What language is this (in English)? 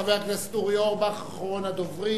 Hebrew